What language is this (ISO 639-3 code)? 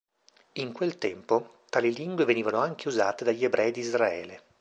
ita